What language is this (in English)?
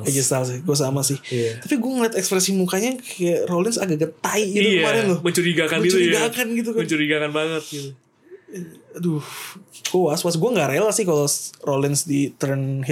Indonesian